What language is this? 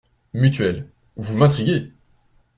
French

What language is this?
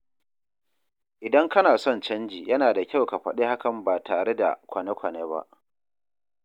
Hausa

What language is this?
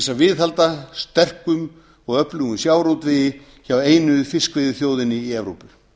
Icelandic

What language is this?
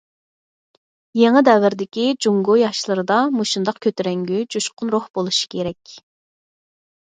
Uyghur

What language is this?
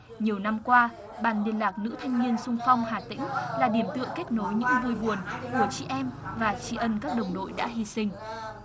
Vietnamese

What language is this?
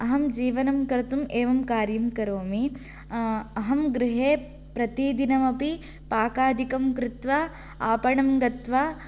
Sanskrit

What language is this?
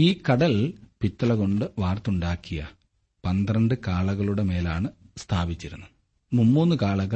Malayalam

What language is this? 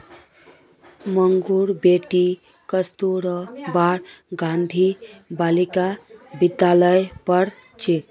Magahi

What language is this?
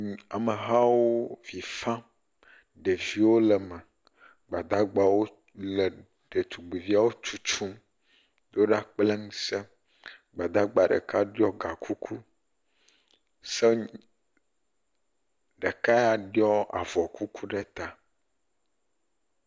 Ewe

